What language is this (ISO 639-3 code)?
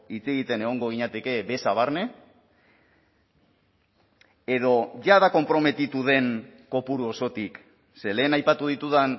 eus